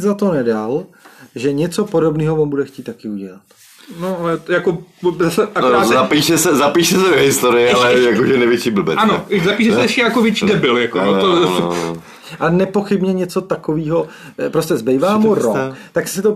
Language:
Czech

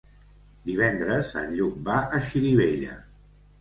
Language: Catalan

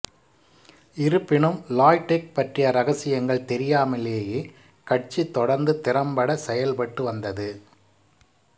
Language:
Tamil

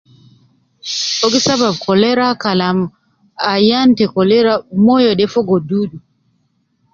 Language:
Nubi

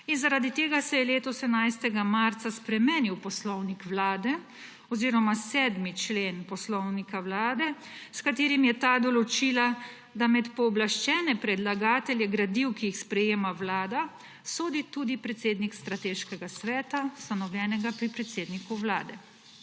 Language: Slovenian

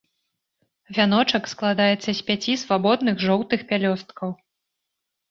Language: Belarusian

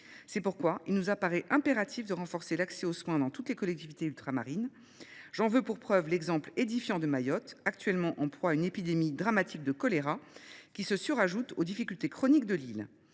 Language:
French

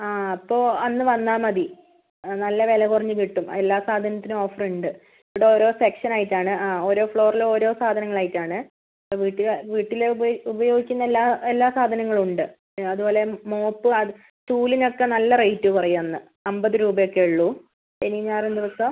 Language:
Malayalam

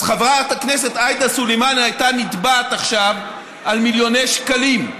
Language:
Hebrew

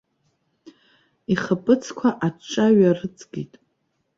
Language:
Abkhazian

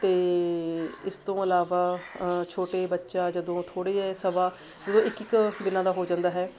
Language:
Punjabi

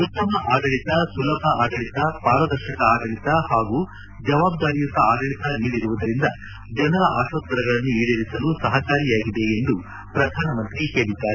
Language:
Kannada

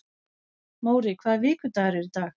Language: Icelandic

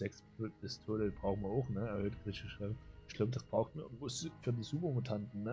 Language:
German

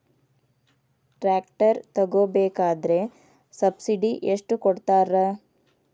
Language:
Kannada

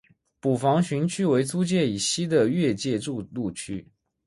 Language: Chinese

